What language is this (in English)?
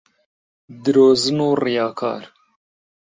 Central Kurdish